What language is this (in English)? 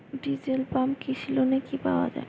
Bangla